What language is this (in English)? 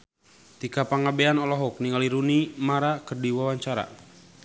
Sundanese